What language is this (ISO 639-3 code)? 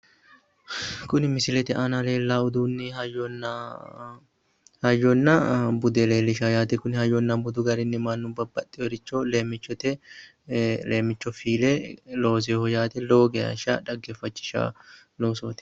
sid